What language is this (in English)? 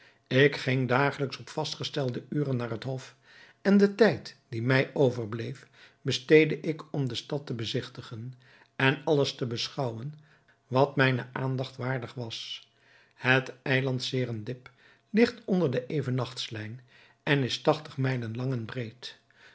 Dutch